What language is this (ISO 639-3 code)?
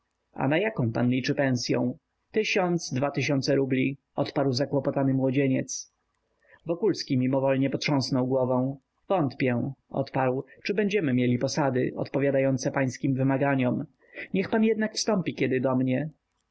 pol